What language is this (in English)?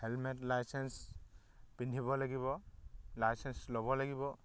Assamese